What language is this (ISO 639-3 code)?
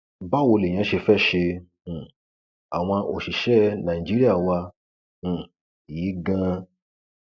yor